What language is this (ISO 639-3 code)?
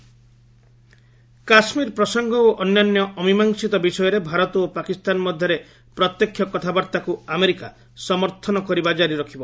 ori